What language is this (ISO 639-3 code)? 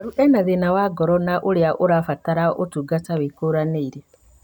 kik